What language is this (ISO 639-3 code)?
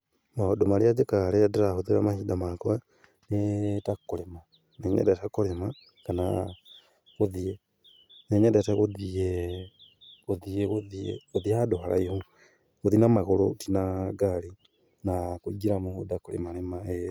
kik